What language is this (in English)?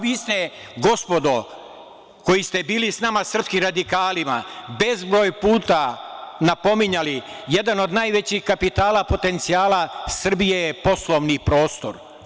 Serbian